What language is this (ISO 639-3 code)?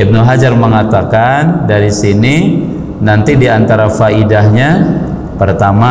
ind